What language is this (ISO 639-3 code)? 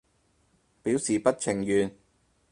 yue